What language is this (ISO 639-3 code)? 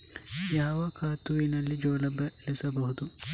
kan